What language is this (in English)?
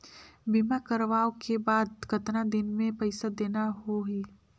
Chhattisgarhi